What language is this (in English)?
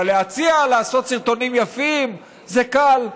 Hebrew